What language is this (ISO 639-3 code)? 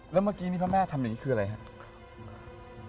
tha